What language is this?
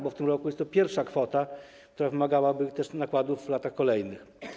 Polish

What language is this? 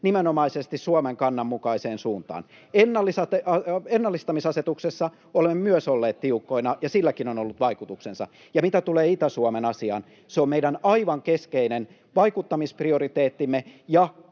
Finnish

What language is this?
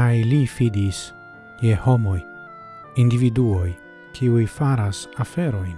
Italian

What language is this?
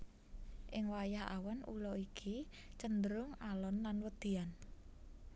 Javanese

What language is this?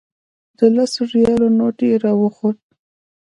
Pashto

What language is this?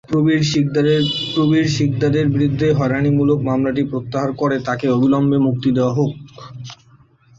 Bangla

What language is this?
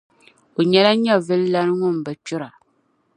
Dagbani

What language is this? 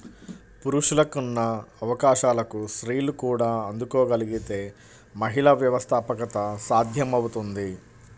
Telugu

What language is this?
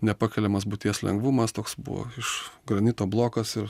Lithuanian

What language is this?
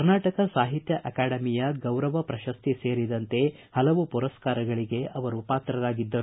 Kannada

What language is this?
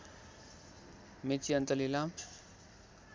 Nepali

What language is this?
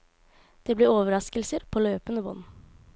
Norwegian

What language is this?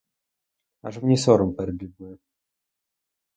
Ukrainian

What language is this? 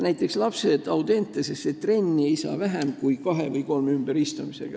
Estonian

